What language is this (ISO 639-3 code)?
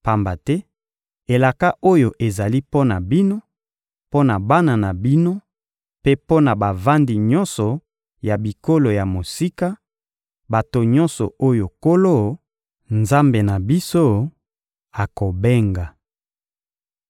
lin